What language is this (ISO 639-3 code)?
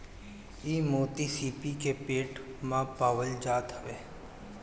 bho